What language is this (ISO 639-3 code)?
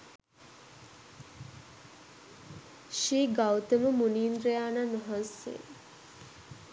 sin